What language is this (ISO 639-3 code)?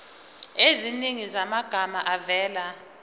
zul